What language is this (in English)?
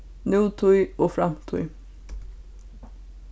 Faroese